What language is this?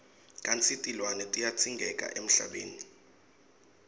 Swati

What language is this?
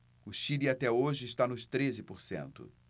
Portuguese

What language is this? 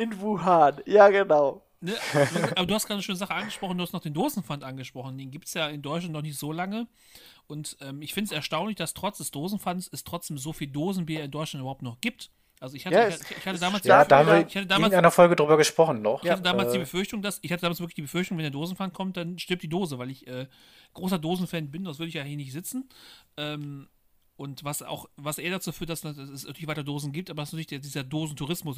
German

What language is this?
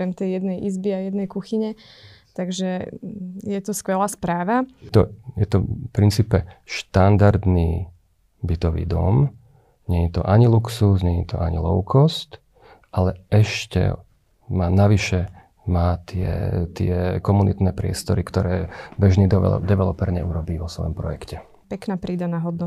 Slovak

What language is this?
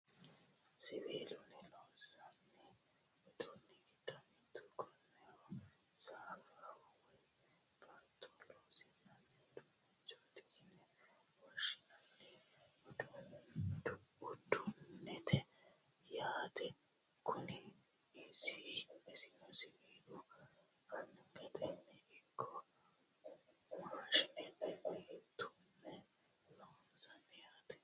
Sidamo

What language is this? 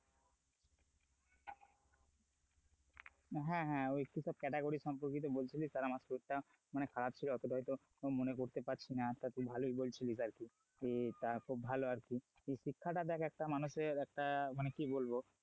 Bangla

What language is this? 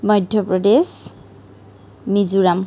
Assamese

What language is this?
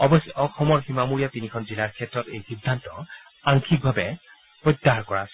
Assamese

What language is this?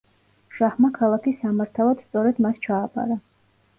Georgian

